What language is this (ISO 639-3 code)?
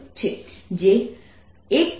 guj